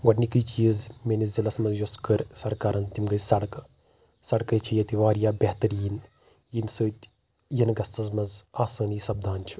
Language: Kashmiri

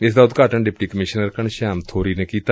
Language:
Punjabi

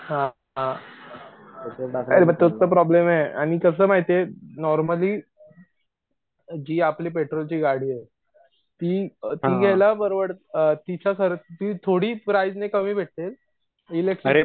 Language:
Marathi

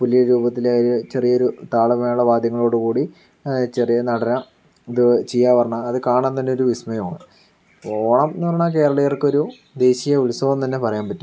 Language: Malayalam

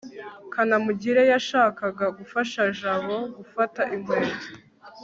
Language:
Kinyarwanda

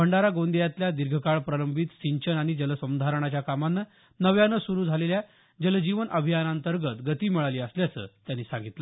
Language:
Marathi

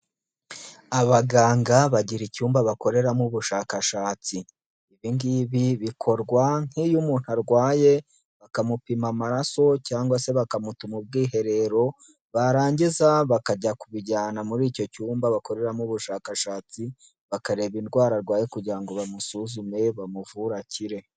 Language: Kinyarwanda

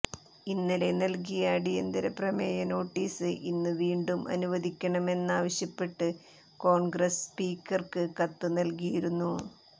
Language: Malayalam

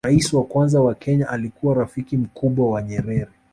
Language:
Swahili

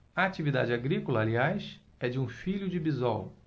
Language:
Portuguese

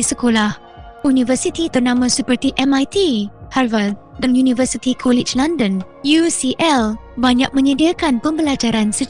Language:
Malay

